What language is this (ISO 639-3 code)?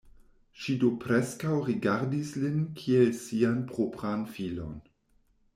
epo